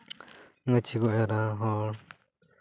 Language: Santali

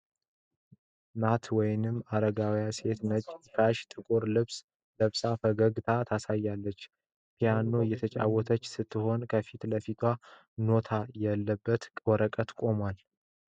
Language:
Amharic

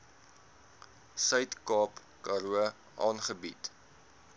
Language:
Afrikaans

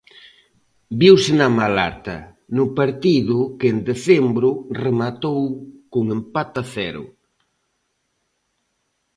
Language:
Galician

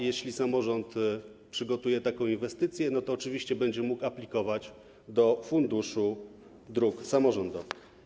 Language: Polish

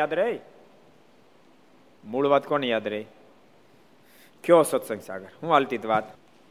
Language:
Gujarati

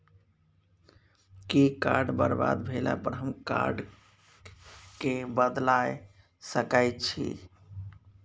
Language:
Maithili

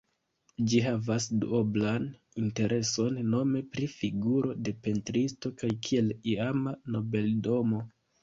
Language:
Esperanto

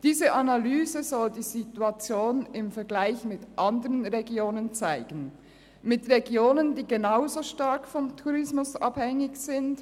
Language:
Swiss German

